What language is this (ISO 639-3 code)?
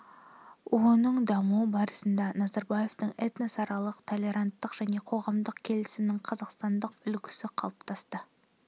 kaz